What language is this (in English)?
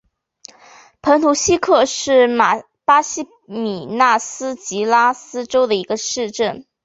Chinese